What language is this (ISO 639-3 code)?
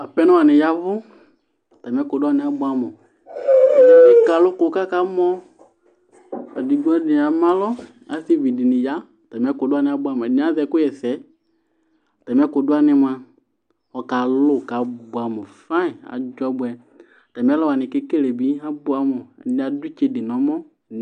kpo